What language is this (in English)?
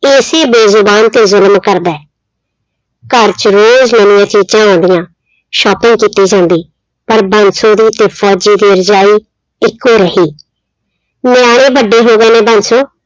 Punjabi